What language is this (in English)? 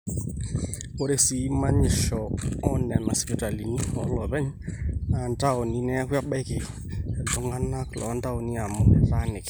Masai